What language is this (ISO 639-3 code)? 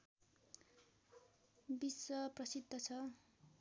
nep